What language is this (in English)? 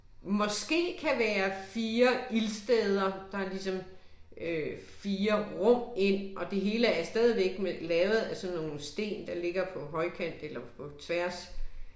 Danish